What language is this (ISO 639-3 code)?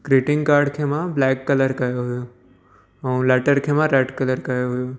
snd